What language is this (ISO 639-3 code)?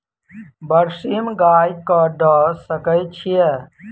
mai